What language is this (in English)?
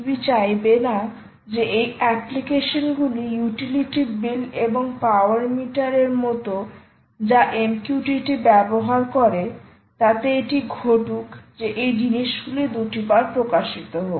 Bangla